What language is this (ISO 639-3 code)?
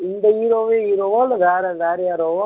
tam